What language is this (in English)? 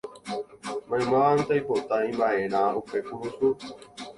Guarani